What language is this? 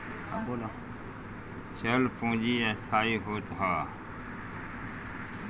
Bhojpuri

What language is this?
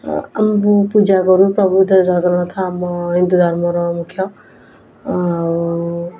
Odia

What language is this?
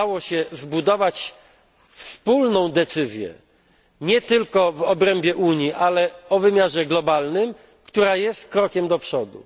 Polish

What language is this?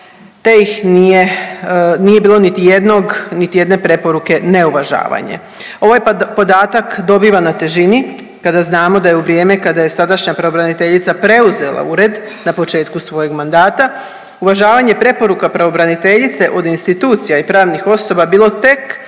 Croatian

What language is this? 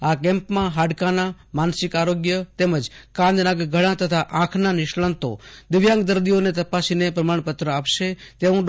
Gujarati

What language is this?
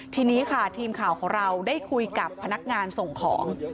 Thai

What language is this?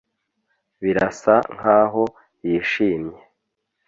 Kinyarwanda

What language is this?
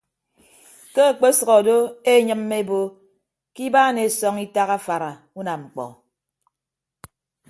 Ibibio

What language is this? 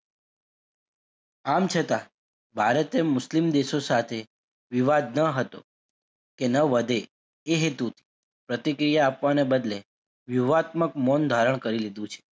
Gujarati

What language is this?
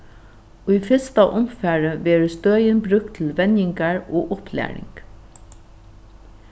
Faroese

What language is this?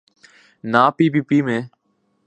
Urdu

